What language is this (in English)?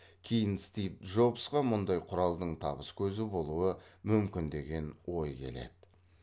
Kazakh